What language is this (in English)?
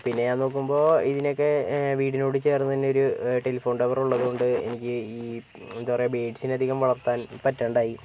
Malayalam